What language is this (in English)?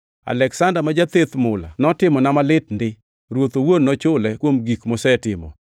Luo (Kenya and Tanzania)